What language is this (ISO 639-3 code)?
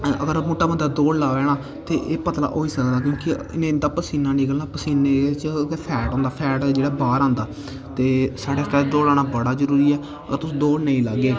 doi